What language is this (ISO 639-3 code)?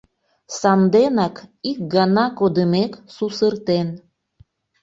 chm